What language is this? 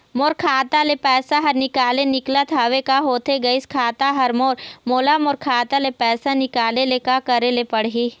Chhattisgarhi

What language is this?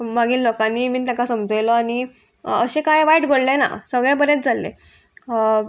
Konkani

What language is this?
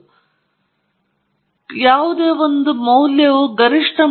Kannada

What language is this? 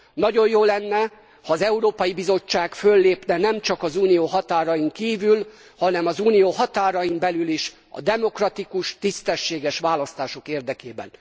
Hungarian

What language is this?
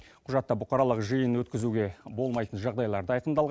Kazakh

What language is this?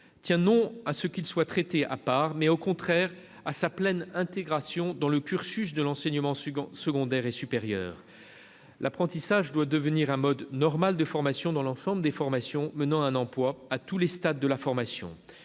French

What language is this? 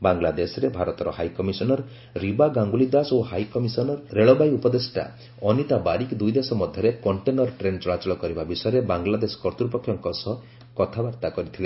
Odia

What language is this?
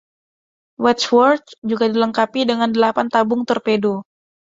Indonesian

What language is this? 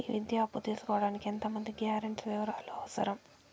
Telugu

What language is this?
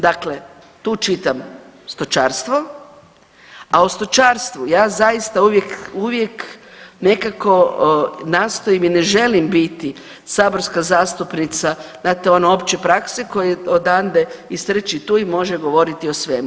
Croatian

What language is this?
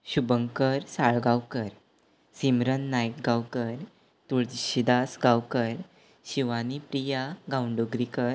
Konkani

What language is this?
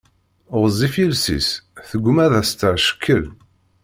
Kabyle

